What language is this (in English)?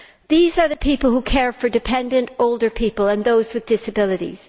English